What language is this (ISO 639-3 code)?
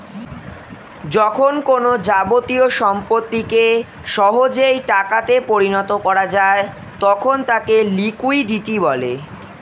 ben